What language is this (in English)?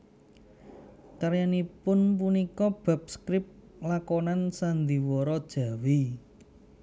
Javanese